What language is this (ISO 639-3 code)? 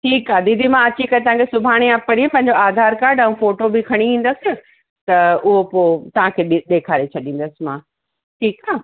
snd